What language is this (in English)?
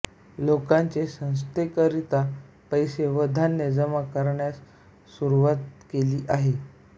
Marathi